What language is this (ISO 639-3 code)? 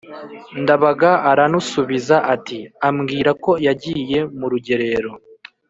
kin